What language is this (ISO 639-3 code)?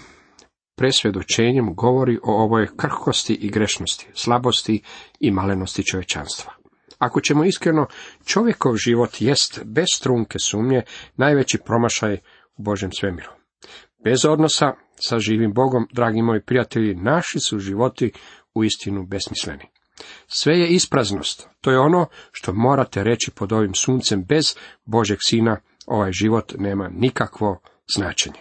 hrv